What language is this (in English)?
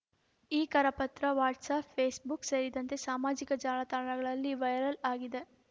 Kannada